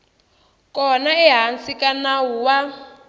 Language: Tsonga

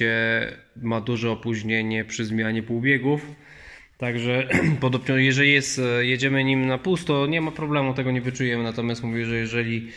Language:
Polish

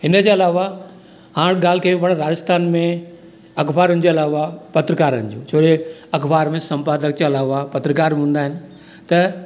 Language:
Sindhi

